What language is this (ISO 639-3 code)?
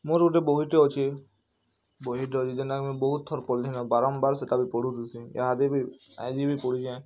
ori